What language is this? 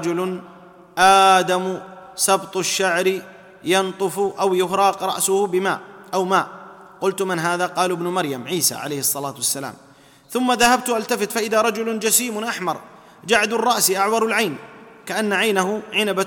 Arabic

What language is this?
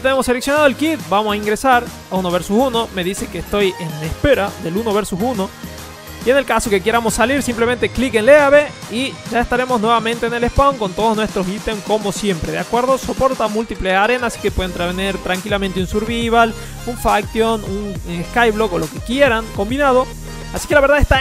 Spanish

